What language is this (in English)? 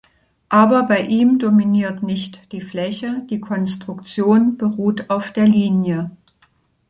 German